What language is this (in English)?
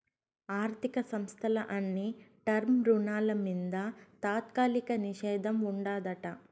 Telugu